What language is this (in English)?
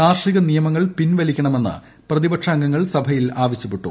Malayalam